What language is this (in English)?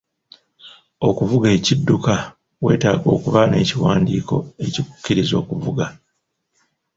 Ganda